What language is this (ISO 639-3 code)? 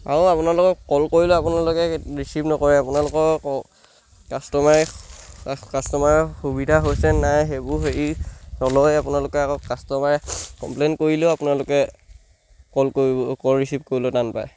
asm